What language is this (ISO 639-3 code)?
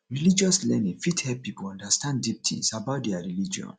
pcm